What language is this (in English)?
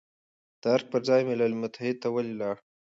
Pashto